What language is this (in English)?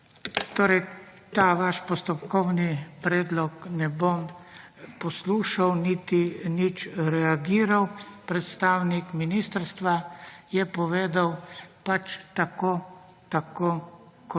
Slovenian